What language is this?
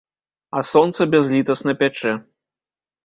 Belarusian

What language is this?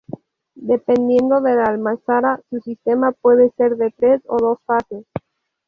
Spanish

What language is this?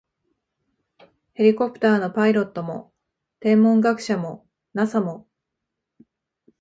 Japanese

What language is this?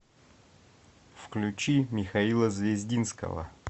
Russian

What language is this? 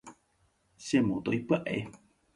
Guarani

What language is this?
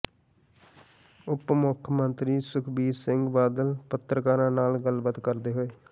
Punjabi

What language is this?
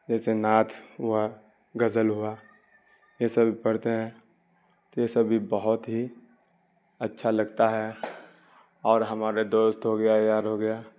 Urdu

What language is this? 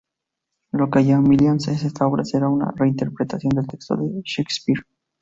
Spanish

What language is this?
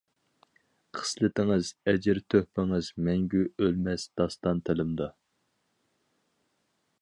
Uyghur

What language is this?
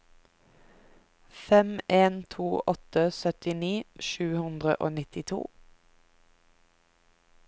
Norwegian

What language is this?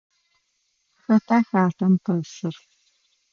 Adyghe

